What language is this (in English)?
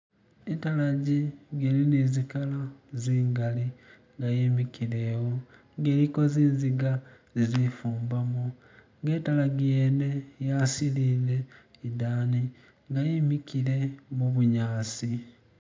Masaaba